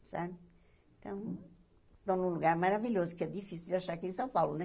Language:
Portuguese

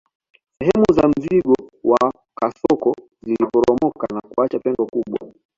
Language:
Swahili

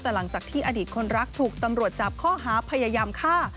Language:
Thai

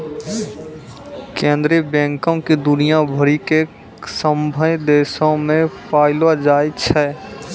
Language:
Maithili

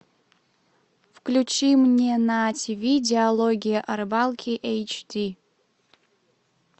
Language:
Russian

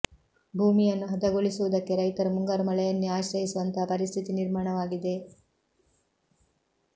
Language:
Kannada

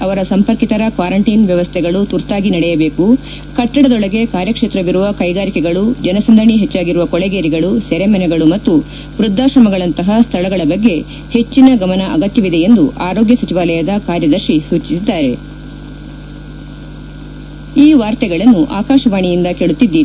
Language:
Kannada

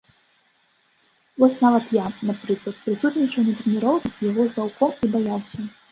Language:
Belarusian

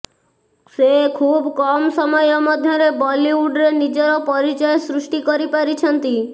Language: Odia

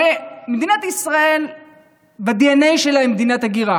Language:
Hebrew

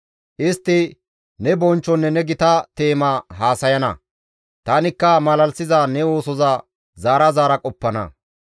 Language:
Gamo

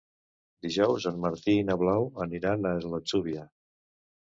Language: Catalan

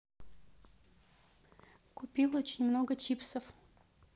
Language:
Russian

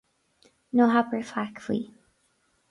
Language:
Irish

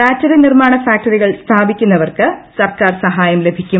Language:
Malayalam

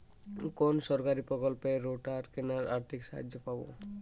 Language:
Bangla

